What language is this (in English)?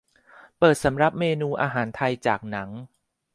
Thai